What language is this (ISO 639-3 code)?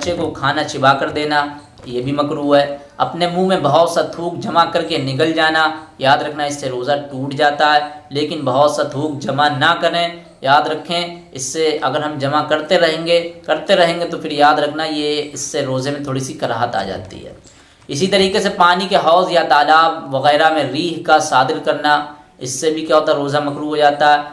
hin